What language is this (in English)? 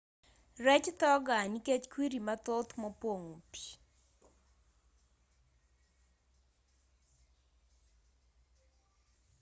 Luo (Kenya and Tanzania)